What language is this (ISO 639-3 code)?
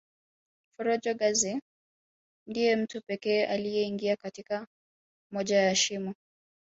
swa